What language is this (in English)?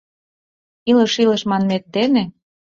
Mari